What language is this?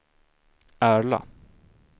Swedish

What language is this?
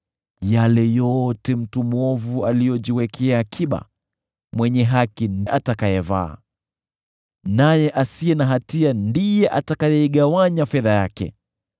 Swahili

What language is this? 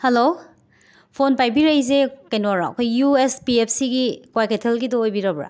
Manipuri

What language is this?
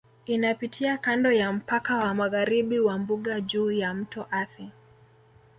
Swahili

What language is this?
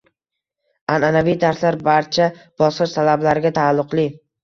Uzbek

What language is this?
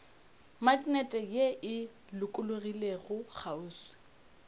Northern Sotho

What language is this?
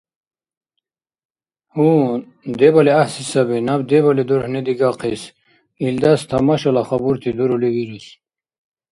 Dargwa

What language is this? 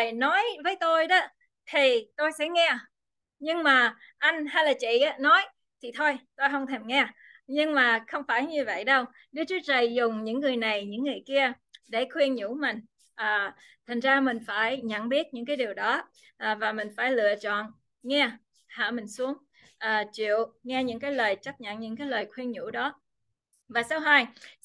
Vietnamese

